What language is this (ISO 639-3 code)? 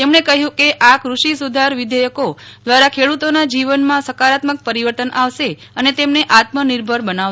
guj